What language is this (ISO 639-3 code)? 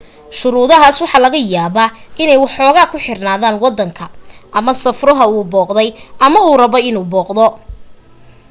som